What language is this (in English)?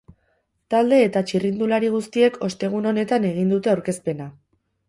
Basque